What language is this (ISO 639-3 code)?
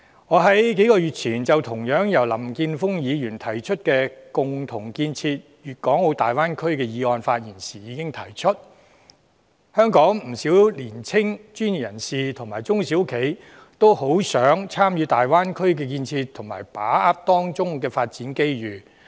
yue